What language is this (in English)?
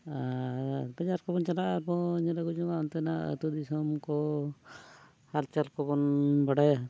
Santali